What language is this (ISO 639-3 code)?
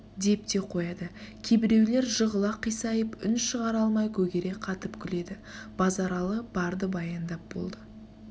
kaz